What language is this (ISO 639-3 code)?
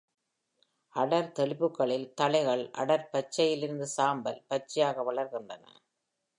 tam